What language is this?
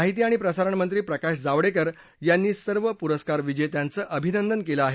Marathi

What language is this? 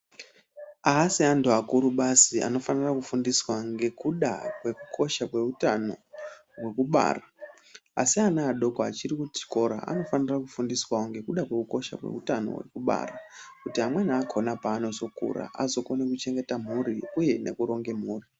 Ndau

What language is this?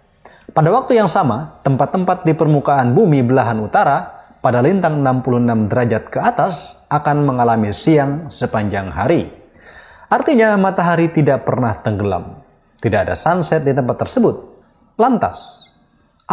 Indonesian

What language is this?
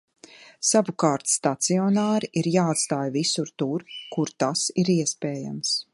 Latvian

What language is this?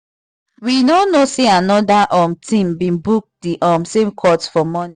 Nigerian Pidgin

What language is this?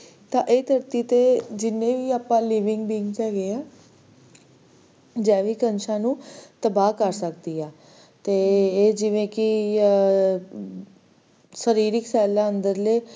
Punjabi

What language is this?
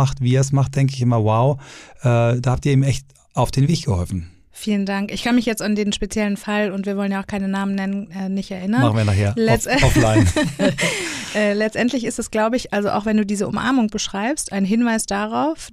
German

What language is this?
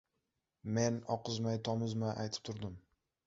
Uzbek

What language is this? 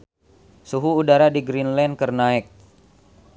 Sundanese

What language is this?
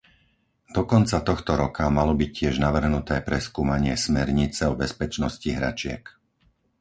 Slovak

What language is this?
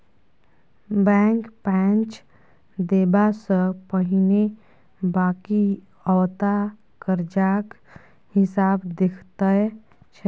Maithili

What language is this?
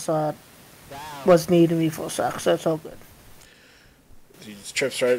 English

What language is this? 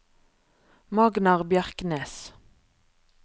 Norwegian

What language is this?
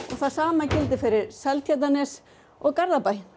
Icelandic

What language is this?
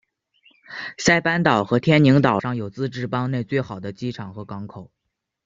Chinese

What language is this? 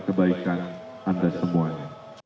Indonesian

